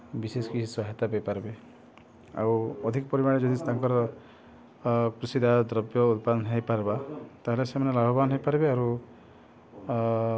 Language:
Odia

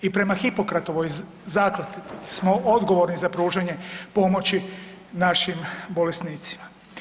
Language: Croatian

